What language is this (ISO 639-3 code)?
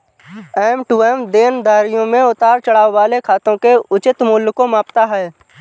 hin